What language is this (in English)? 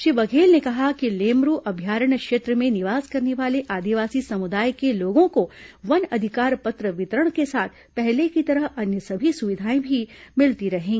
Hindi